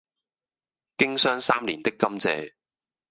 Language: Cantonese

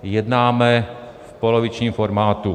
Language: Czech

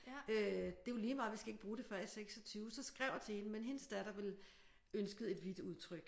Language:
Danish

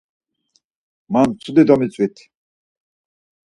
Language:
Laz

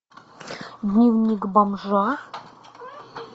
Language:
Russian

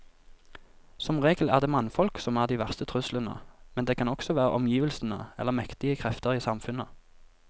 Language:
Norwegian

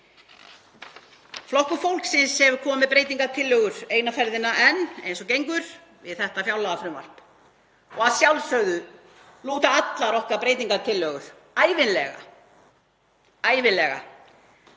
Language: Icelandic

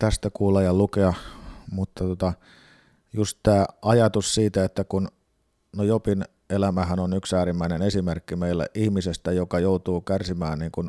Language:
Finnish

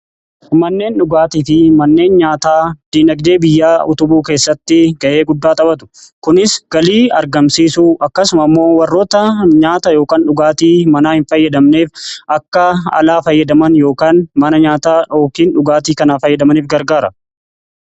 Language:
Oromo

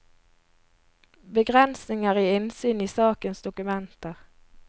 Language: Norwegian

